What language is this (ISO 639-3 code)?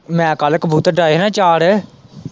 pan